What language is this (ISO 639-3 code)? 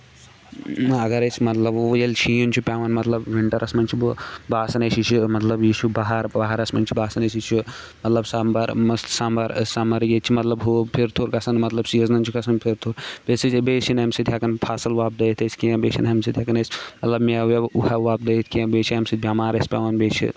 kas